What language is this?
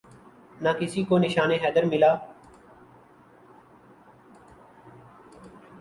Urdu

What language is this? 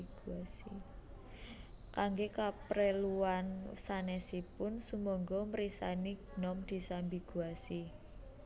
Javanese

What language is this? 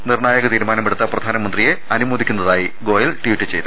Malayalam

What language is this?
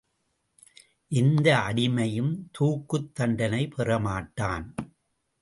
Tamil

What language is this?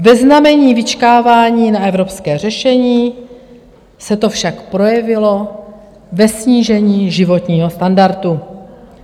Czech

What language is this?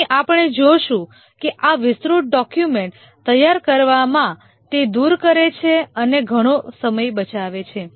Gujarati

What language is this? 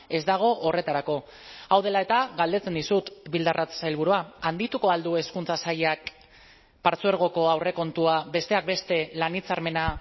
Basque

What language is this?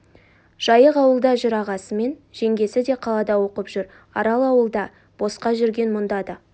Kazakh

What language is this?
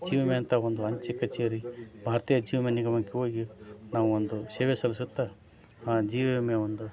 Kannada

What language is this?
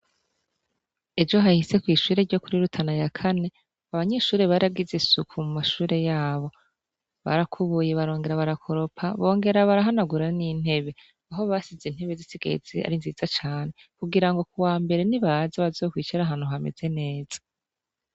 Rundi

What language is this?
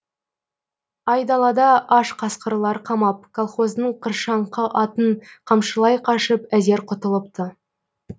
Kazakh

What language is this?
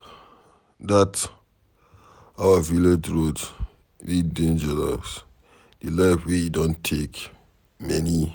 Nigerian Pidgin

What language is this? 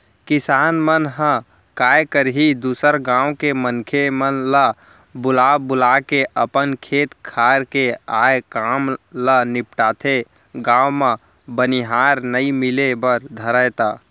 Chhattisgarhi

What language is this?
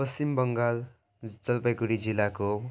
Nepali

